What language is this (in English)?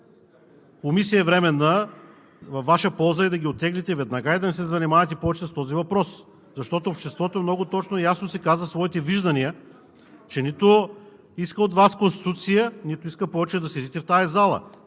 Bulgarian